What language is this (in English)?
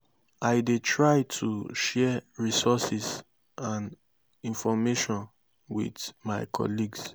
Nigerian Pidgin